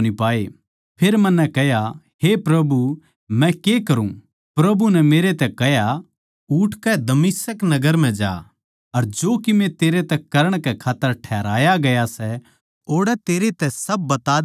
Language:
Haryanvi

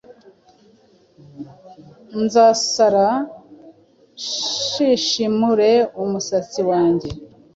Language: Kinyarwanda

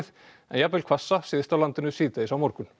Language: Icelandic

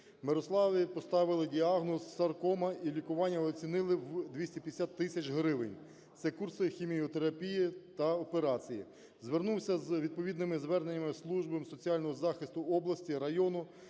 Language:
Ukrainian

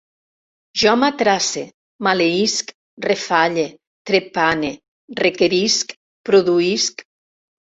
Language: Catalan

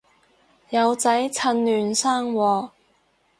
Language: Cantonese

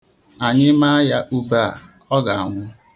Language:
Igbo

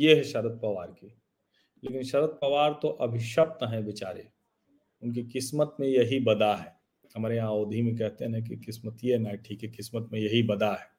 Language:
Hindi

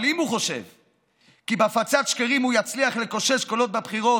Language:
Hebrew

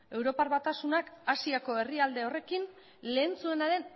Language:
Basque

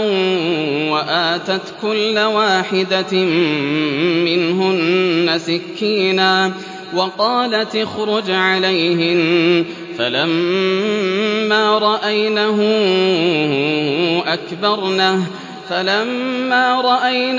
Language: Arabic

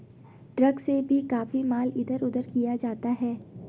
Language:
Hindi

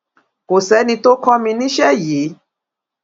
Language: Yoruba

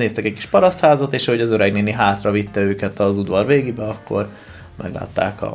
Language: Hungarian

